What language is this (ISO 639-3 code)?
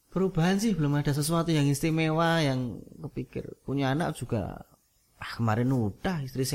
ind